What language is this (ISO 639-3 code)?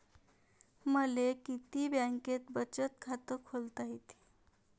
mar